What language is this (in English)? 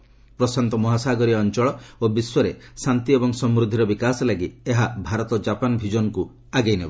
Odia